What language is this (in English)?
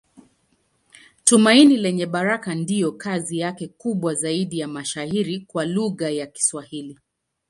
Swahili